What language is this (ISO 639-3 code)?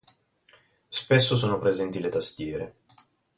ita